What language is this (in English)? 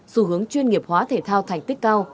Vietnamese